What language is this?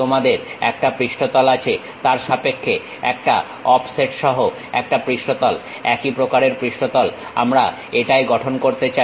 Bangla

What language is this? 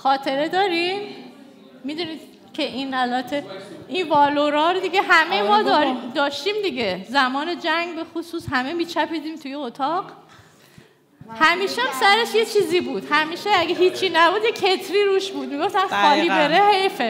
Persian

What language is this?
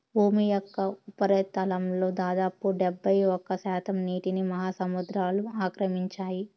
Telugu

